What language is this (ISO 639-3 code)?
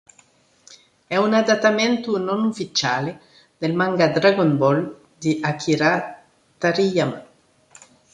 ita